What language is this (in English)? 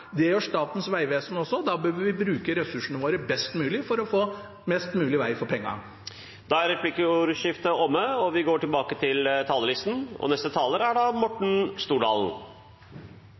Norwegian